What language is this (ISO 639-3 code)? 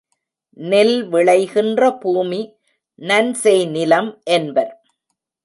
tam